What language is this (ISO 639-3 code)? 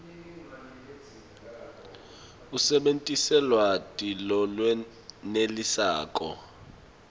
ssw